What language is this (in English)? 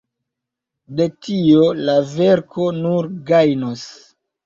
Esperanto